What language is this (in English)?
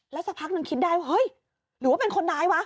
Thai